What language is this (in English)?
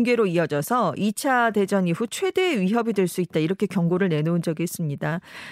Korean